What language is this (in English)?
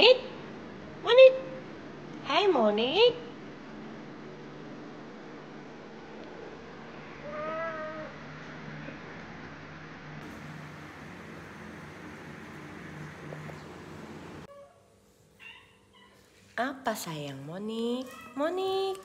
Indonesian